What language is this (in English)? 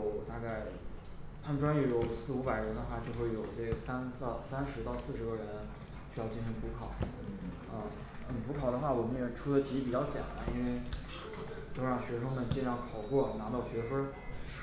Chinese